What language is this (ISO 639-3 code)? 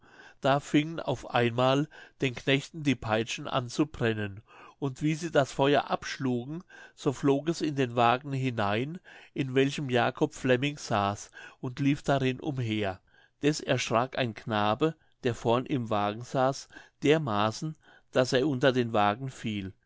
deu